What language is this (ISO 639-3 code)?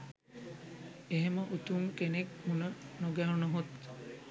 sin